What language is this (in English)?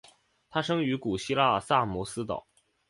Chinese